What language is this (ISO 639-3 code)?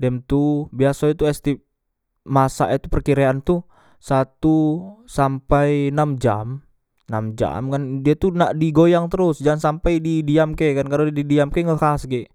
mui